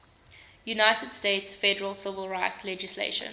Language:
English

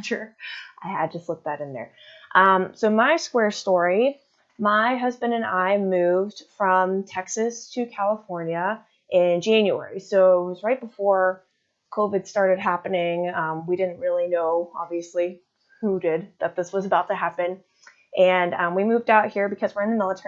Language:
English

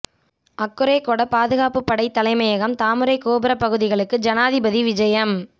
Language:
Tamil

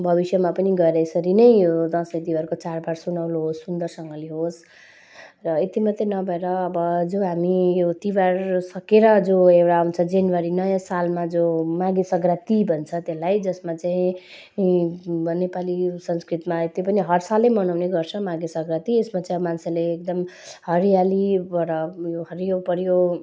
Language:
Nepali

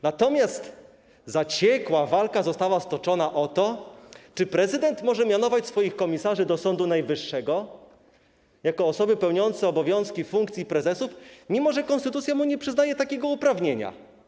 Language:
Polish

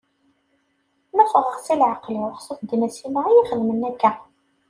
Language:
Kabyle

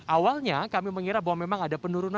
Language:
Indonesian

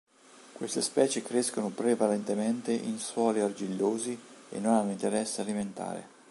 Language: Italian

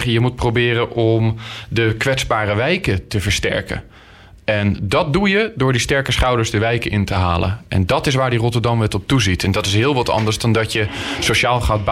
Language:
Dutch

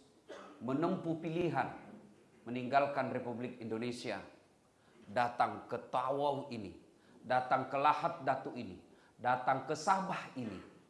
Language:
Indonesian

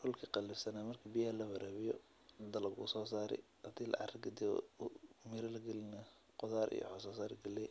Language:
Somali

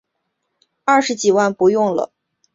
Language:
Chinese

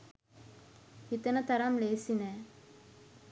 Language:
Sinhala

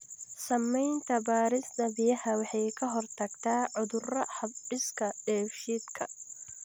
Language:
Somali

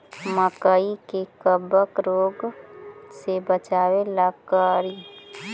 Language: Magahi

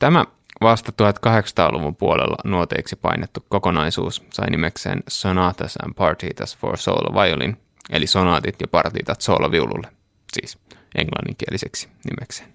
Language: Finnish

